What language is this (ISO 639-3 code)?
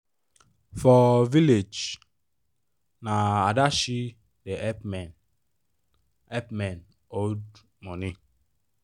pcm